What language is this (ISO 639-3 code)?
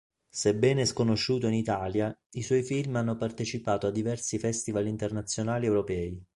ita